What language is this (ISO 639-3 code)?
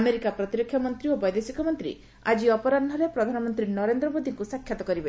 ori